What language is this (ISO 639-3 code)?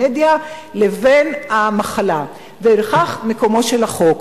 heb